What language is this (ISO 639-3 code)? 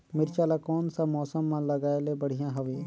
hne